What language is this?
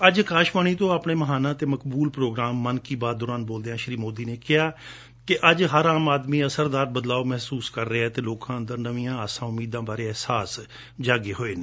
Punjabi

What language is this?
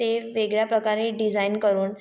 Marathi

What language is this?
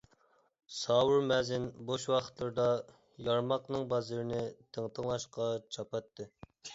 Uyghur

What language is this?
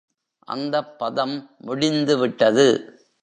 Tamil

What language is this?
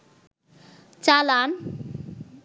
Bangla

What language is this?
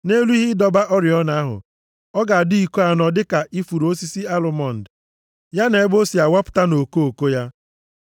Igbo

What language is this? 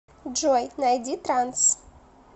Russian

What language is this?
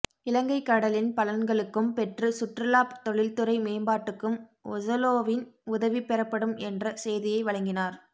Tamil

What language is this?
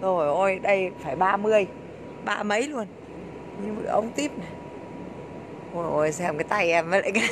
Vietnamese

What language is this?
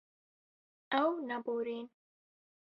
Kurdish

